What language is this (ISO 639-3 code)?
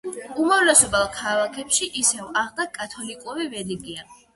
kat